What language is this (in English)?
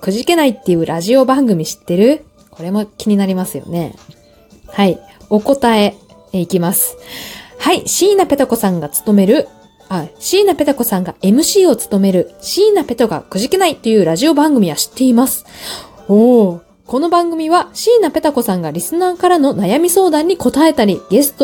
Japanese